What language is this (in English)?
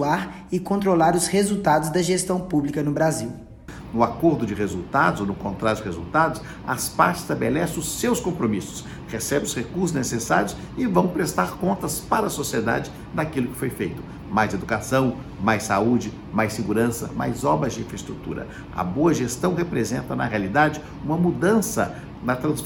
Portuguese